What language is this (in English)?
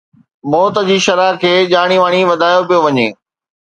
Sindhi